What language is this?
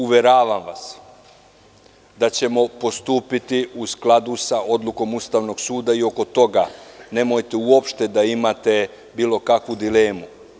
Serbian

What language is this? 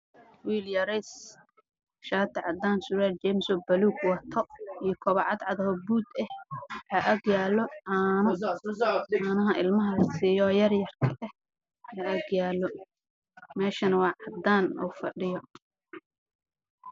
Somali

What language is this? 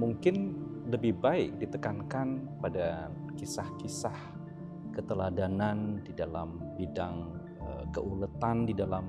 Indonesian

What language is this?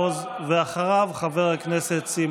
Hebrew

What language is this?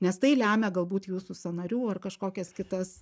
Lithuanian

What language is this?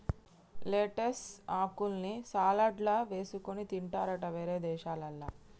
Telugu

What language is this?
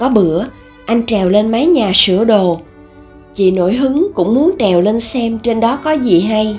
Vietnamese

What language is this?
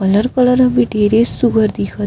Chhattisgarhi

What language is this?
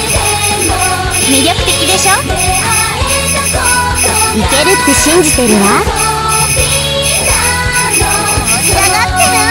Japanese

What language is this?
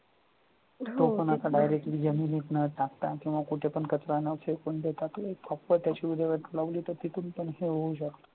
Marathi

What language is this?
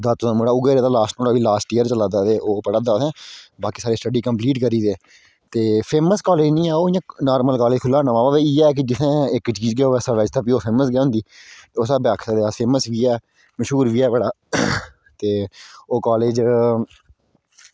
Dogri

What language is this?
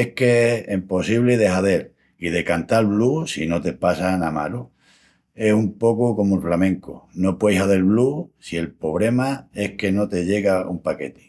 Extremaduran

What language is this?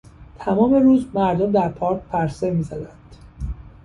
Persian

